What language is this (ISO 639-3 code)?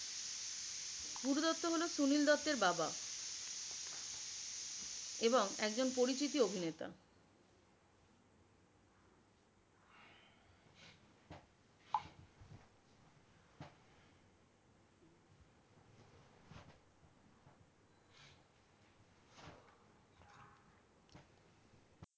ben